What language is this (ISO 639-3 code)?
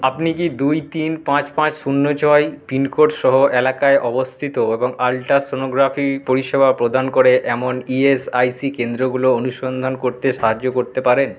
ben